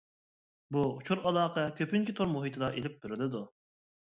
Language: Uyghur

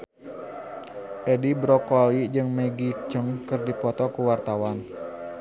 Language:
Sundanese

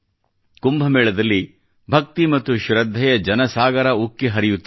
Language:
Kannada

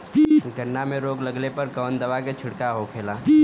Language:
Bhojpuri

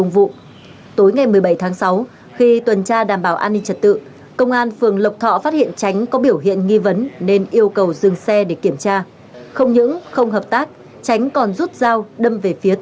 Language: Vietnamese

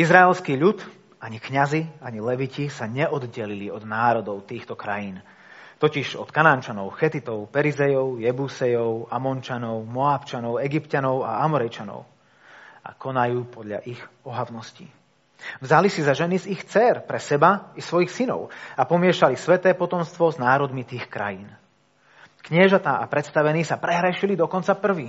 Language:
Slovak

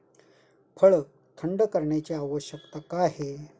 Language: Marathi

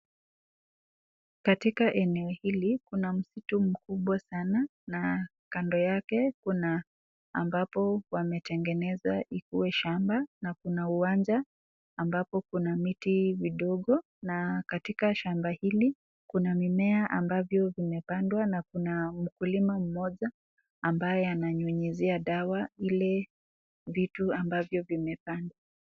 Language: Swahili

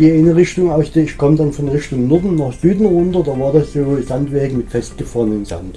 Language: German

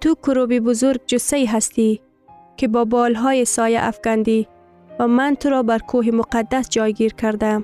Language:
Persian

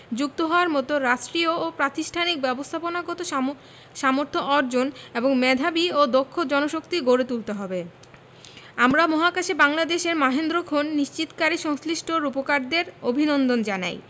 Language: Bangla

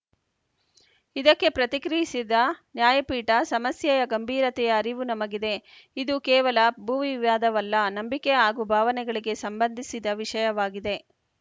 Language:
Kannada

